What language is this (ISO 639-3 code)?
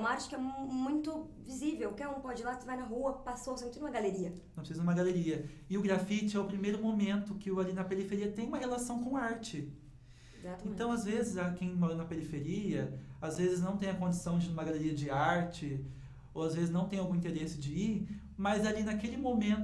por